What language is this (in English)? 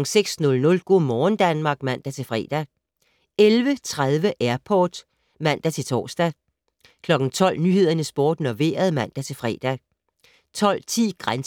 Danish